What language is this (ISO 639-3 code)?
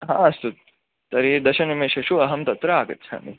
san